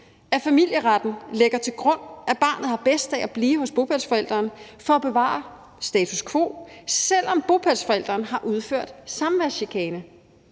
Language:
Danish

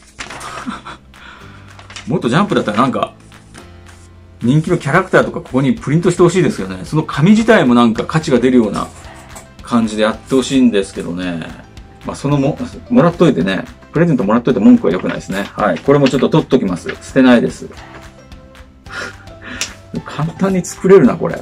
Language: Japanese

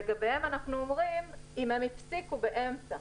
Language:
Hebrew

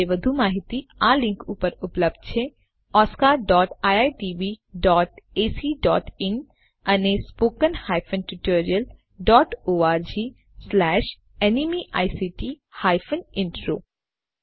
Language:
Gujarati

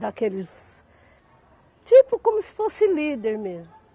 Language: Portuguese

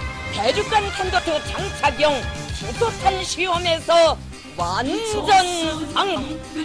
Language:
Japanese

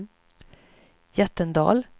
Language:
Swedish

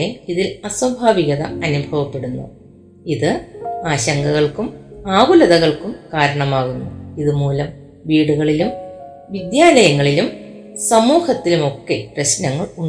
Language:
Malayalam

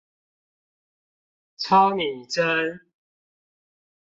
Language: Chinese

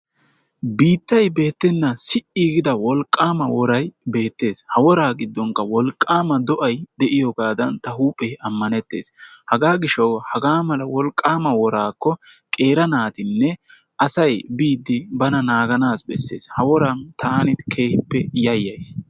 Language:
Wolaytta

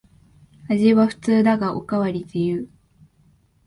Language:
Japanese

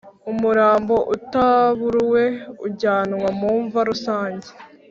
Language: Kinyarwanda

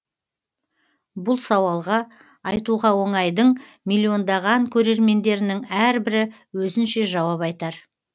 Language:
Kazakh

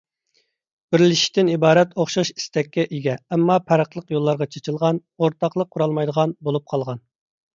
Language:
Uyghur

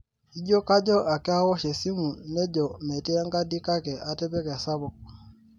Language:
Masai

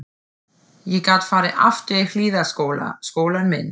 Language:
Icelandic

